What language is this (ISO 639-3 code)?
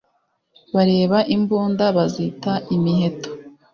kin